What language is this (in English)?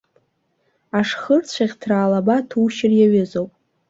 Abkhazian